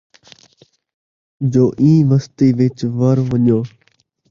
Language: Saraiki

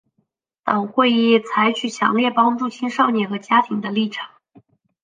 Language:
Chinese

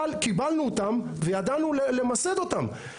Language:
Hebrew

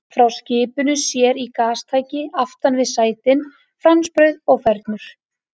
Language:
Icelandic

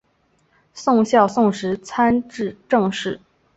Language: Chinese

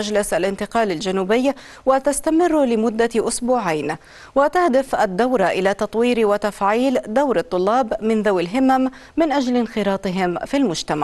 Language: Arabic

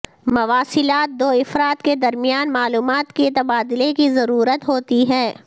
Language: Urdu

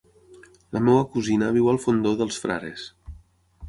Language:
Catalan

